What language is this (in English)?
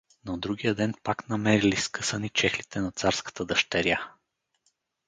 Bulgarian